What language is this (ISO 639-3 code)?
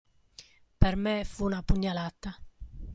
ita